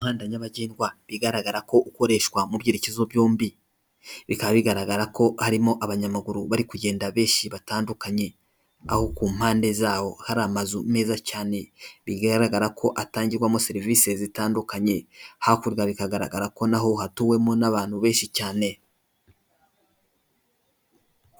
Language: Kinyarwanda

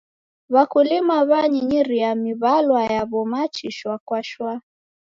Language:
Taita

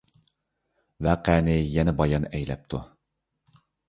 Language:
Uyghur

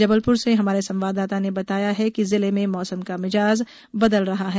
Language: Hindi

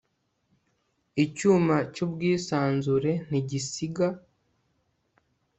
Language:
Kinyarwanda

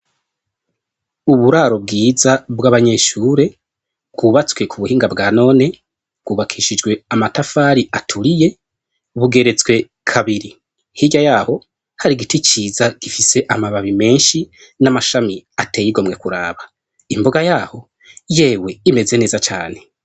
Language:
Rundi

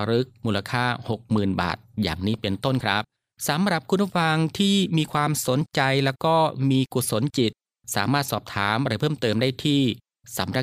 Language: Thai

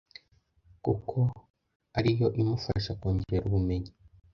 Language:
Kinyarwanda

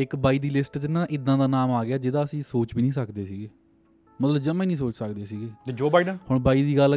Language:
Punjabi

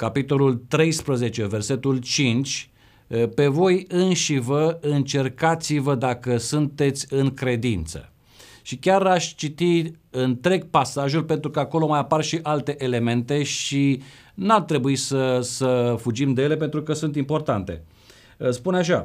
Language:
Romanian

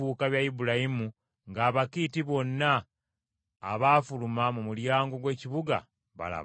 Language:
Ganda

